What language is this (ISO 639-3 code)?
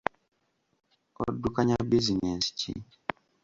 lug